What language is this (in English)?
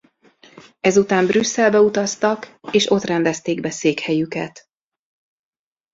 Hungarian